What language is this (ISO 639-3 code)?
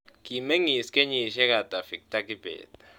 kln